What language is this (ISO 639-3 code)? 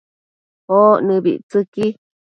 mcf